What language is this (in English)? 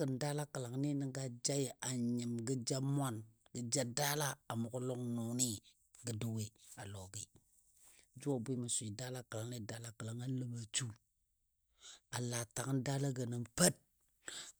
Dadiya